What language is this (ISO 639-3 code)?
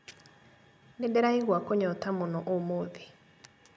kik